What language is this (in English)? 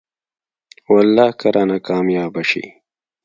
Pashto